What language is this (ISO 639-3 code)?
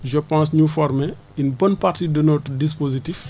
wol